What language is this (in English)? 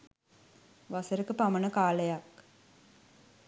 Sinhala